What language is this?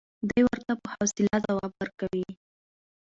Pashto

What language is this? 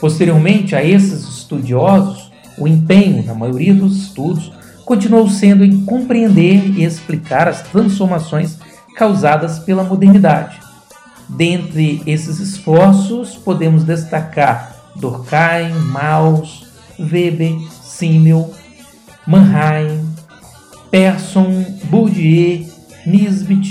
Portuguese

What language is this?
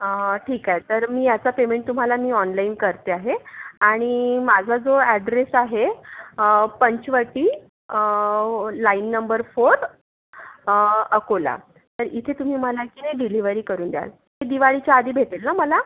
Marathi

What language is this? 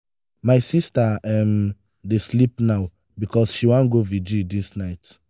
Nigerian Pidgin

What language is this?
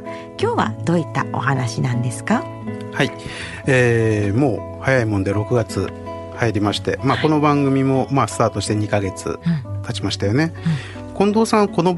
Japanese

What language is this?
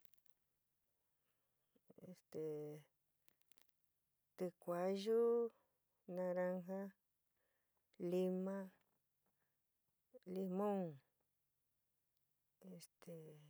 San Miguel El Grande Mixtec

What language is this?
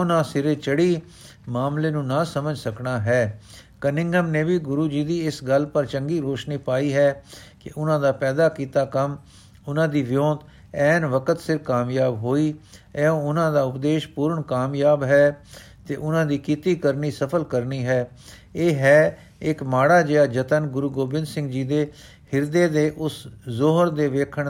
Punjabi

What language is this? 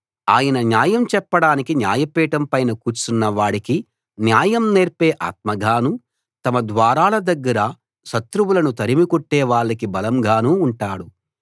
Telugu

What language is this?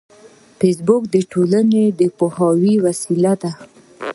Pashto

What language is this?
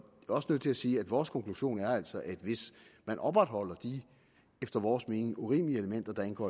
Danish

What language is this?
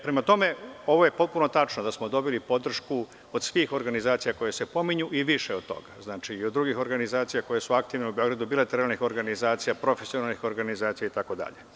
Serbian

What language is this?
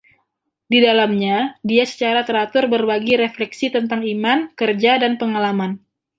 Indonesian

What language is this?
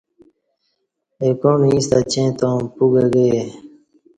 Kati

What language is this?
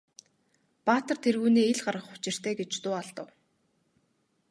Mongolian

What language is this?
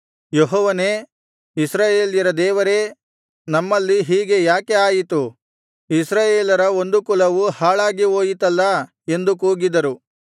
Kannada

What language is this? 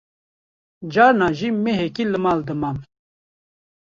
Kurdish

